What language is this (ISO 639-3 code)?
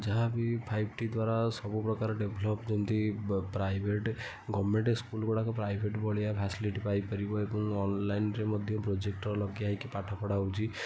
ori